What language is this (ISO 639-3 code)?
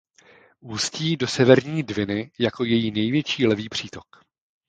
ces